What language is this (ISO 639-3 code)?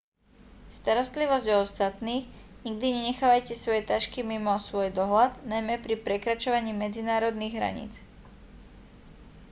slk